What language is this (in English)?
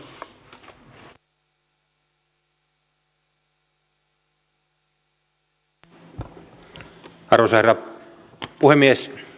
Finnish